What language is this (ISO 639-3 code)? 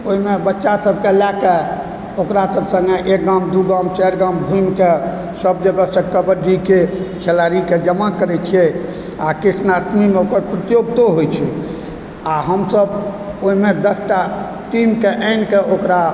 mai